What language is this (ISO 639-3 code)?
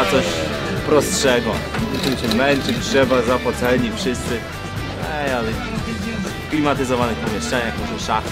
pol